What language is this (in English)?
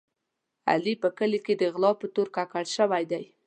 Pashto